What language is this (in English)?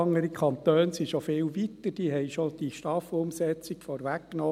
Swiss German